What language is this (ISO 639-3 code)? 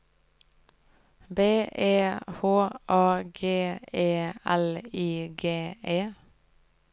nor